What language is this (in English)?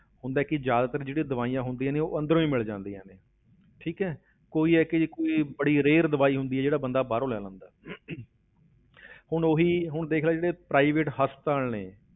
Punjabi